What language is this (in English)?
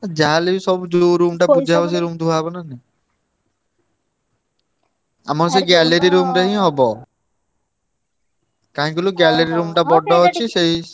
Odia